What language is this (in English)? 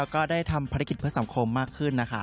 Thai